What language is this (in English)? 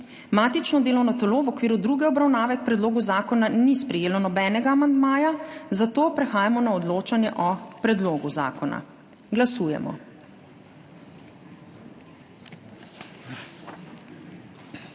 Slovenian